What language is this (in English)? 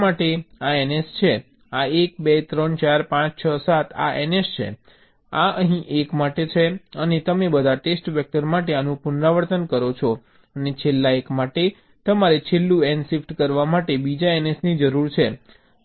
Gujarati